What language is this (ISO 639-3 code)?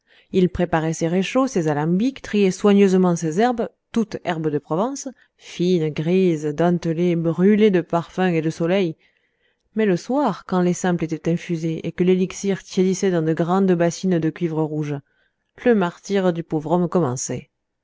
fra